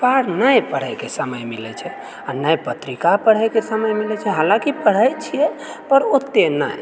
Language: Maithili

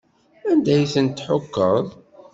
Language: Kabyle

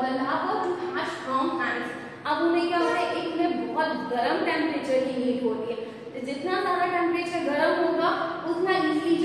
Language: Hindi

